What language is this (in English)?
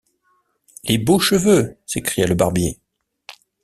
French